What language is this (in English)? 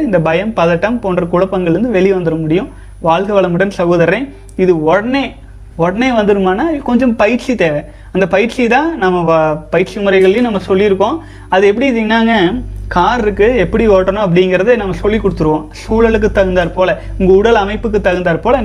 Tamil